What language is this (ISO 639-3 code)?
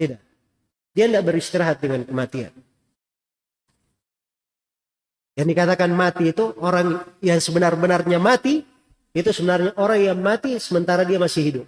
ind